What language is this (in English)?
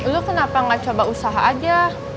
Indonesian